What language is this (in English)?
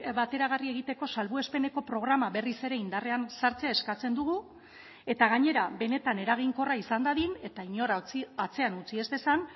Basque